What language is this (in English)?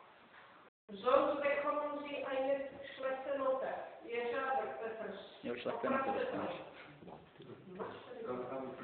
Czech